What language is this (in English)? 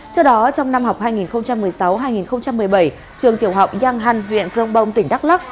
Vietnamese